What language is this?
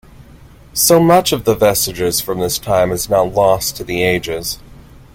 English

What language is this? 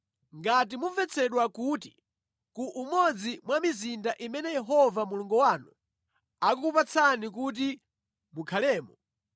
Nyanja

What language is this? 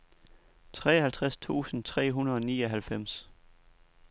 Danish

